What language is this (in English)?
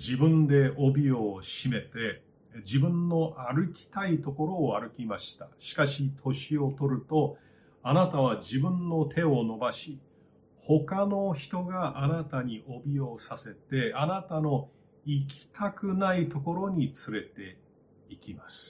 Japanese